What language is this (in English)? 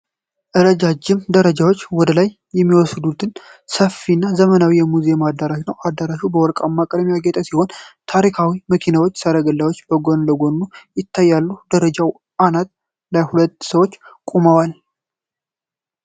Amharic